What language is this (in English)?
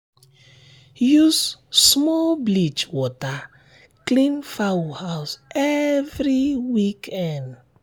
Nigerian Pidgin